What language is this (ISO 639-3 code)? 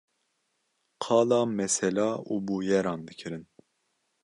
kur